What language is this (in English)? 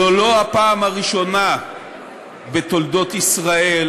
Hebrew